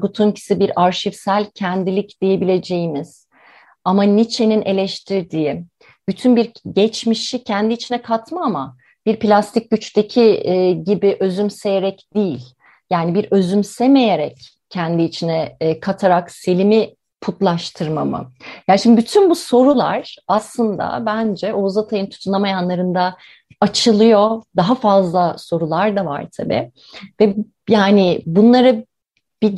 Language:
Turkish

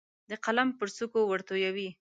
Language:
Pashto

